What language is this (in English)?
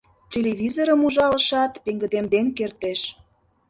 Mari